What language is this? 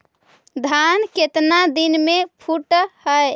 Magahi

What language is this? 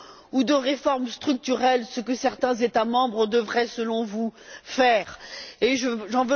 French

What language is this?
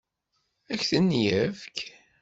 Kabyle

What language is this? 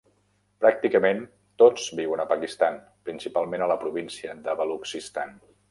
Catalan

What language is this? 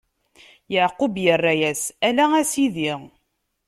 Kabyle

